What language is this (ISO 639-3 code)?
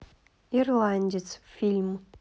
rus